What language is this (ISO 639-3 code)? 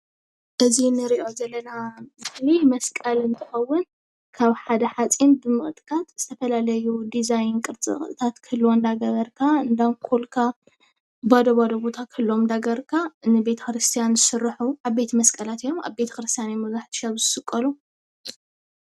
tir